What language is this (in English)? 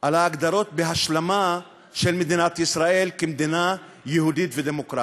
Hebrew